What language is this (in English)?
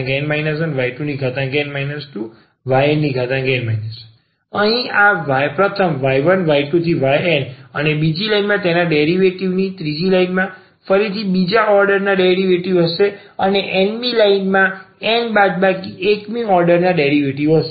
Gujarati